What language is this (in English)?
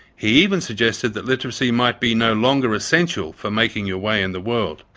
English